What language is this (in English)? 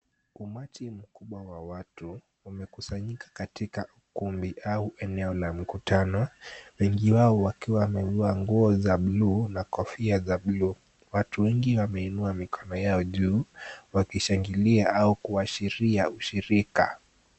Swahili